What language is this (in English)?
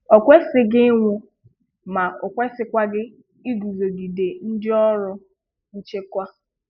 Igbo